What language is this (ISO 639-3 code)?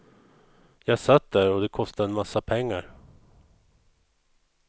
swe